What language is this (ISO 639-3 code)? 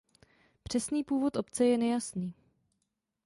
ces